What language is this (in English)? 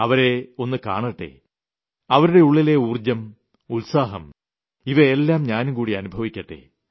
Malayalam